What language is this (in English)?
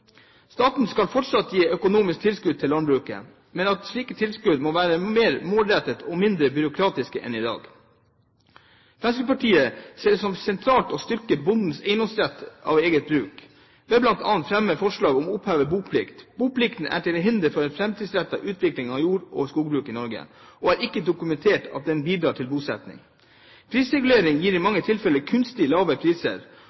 Norwegian Bokmål